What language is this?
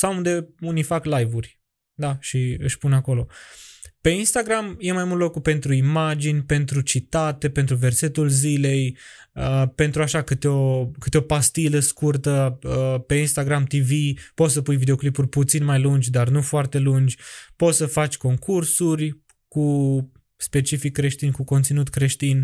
Romanian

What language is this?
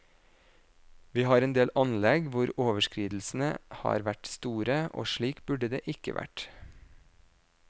Norwegian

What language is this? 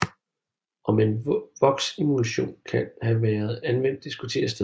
Danish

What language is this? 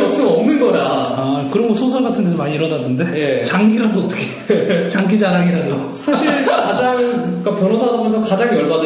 Korean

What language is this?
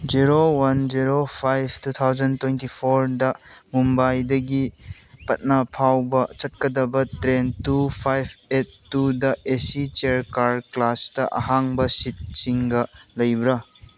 Manipuri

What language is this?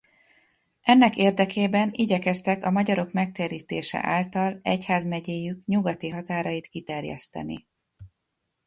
Hungarian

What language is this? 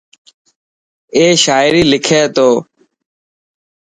Dhatki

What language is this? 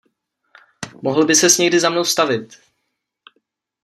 Czech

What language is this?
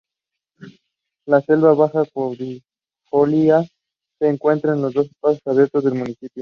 Spanish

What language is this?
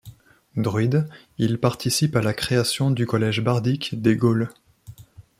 French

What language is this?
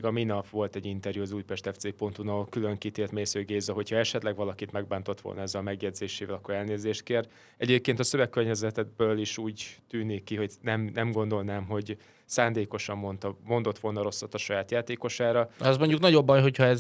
Hungarian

